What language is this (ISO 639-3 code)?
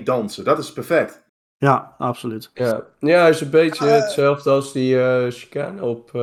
nld